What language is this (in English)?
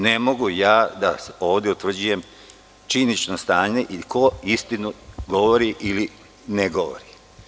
Serbian